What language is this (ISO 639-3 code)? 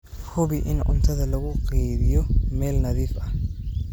som